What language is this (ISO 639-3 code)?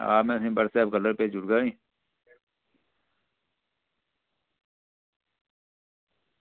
doi